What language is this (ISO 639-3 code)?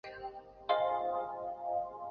zho